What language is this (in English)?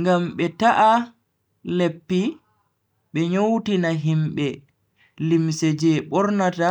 Bagirmi Fulfulde